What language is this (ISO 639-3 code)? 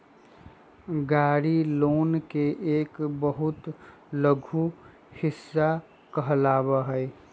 mag